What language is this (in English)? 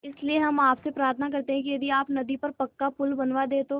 Hindi